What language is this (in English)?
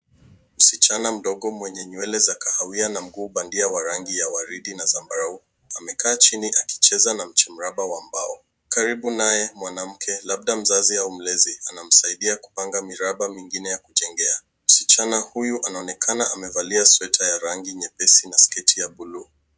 Swahili